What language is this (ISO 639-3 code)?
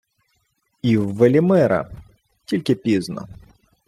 ukr